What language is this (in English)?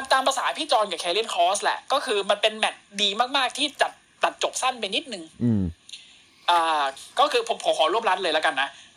Thai